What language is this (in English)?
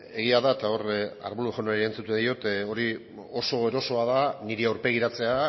Basque